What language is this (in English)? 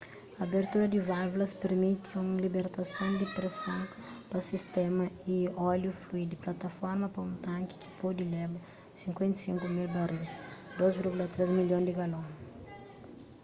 Kabuverdianu